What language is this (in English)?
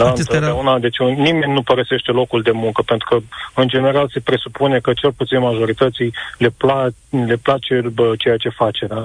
Romanian